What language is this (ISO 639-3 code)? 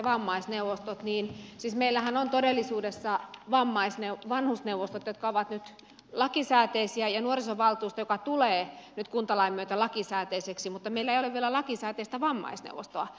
fin